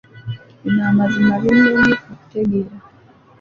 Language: Ganda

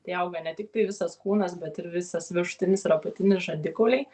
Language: Lithuanian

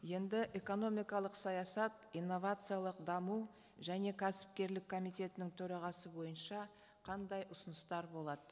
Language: Kazakh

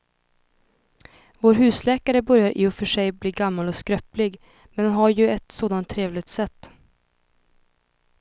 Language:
Swedish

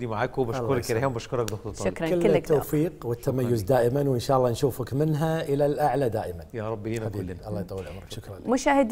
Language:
Arabic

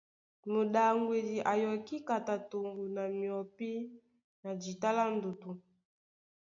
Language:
Duala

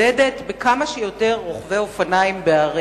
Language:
Hebrew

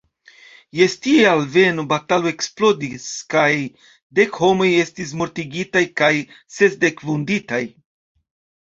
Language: Esperanto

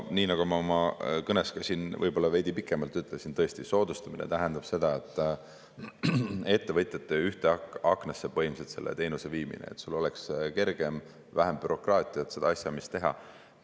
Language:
Estonian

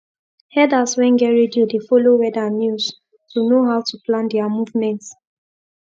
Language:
Nigerian Pidgin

